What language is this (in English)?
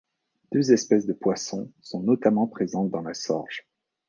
French